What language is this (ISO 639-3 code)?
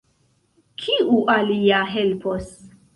epo